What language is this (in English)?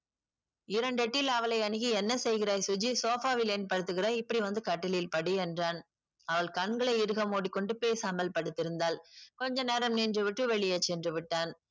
Tamil